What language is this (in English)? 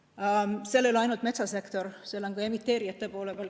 Estonian